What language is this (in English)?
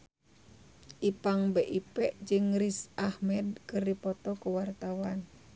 Sundanese